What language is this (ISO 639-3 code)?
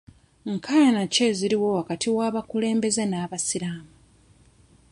lug